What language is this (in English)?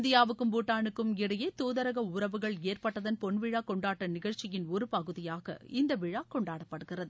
Tamil